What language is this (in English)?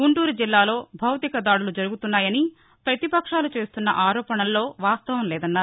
Telugu